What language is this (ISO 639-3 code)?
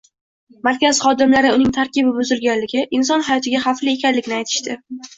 uzb